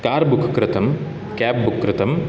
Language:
Sanskrit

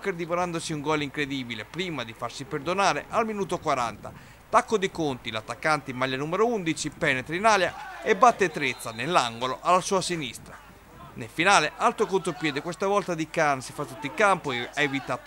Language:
Italian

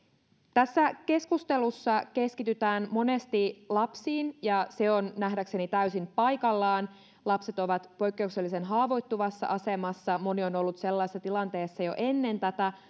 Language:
Finnish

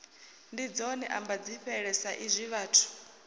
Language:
Venda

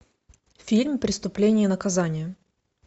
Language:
Russian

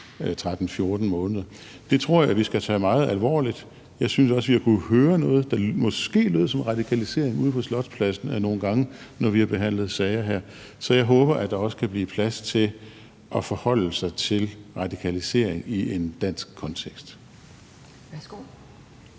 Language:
Danish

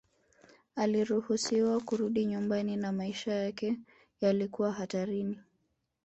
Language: Swahili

